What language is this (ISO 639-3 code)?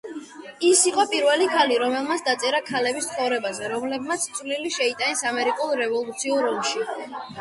kat